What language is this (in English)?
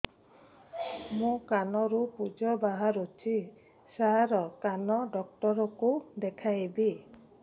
Odia